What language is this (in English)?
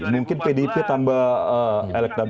Indonesian